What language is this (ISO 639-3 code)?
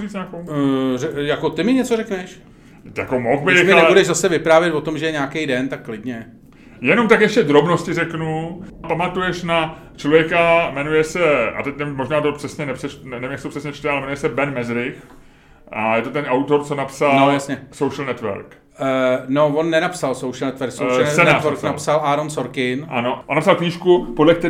ces